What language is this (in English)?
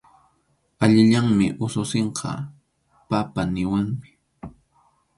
Arequipa-La Unión Quechua